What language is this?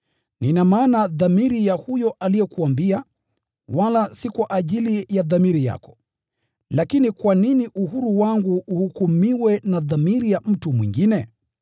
Swahili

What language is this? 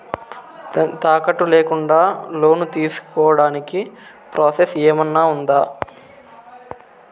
Telugu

